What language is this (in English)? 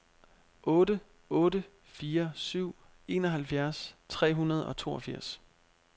Danish